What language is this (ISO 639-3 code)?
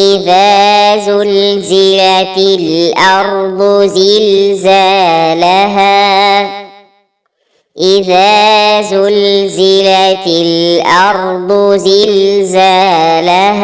ara